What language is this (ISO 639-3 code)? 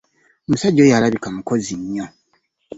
lug